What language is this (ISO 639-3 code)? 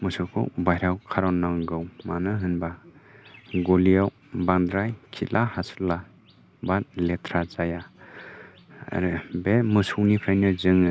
brx